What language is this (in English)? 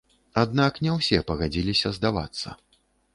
Belarusian